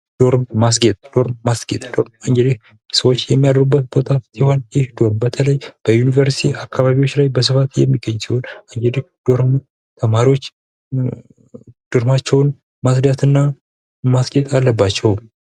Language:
Amharic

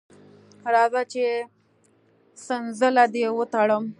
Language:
Pashto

